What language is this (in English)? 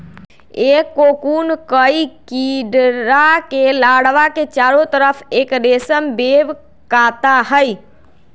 Magahi